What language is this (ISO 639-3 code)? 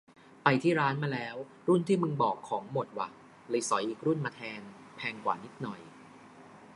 tha